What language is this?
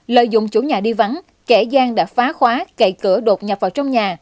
Vietnamese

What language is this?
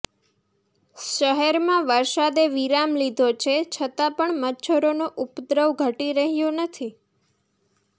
Gujarati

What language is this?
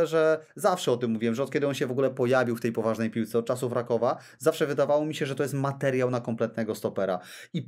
Polish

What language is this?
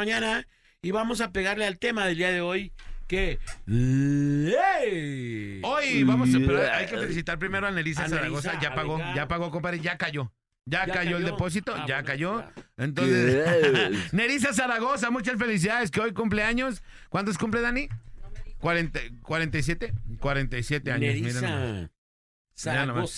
Spanish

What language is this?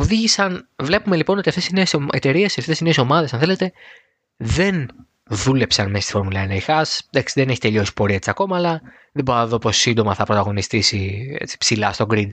Greek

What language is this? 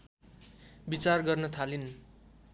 Nepali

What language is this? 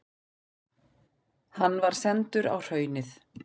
Icelandic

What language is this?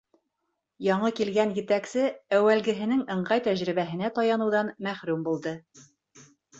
Bashkir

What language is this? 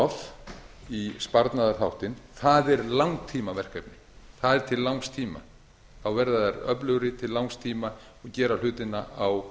Icelandic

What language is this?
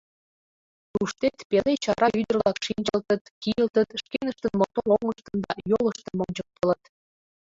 Mari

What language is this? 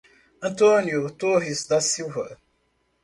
Portuguese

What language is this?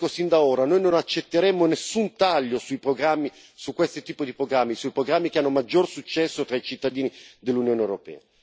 Italian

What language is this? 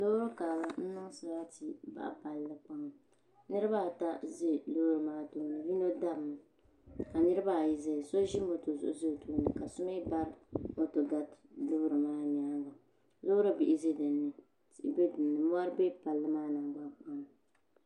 Dagbani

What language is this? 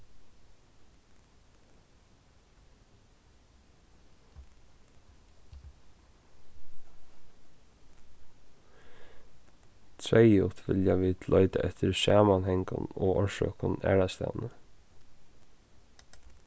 Faroese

